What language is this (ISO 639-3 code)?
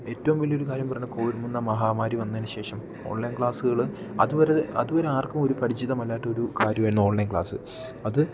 mal